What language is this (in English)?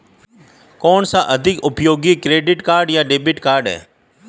Hindi